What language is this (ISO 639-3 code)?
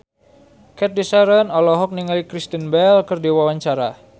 sun